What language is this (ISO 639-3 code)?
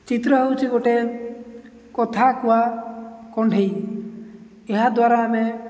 ori